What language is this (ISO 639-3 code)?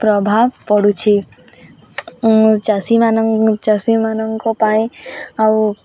ori